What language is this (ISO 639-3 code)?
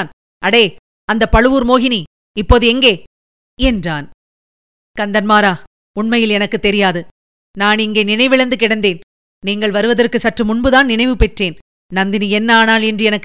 tam